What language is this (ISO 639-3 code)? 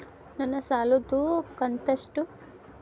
kan